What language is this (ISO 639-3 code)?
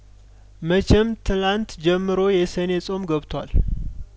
amh